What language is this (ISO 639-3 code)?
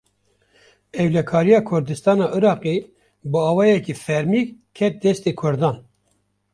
kur